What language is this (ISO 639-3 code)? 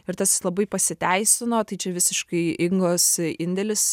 lit